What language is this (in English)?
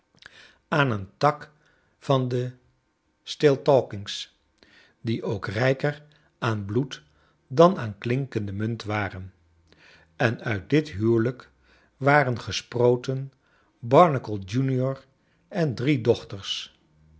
Dutch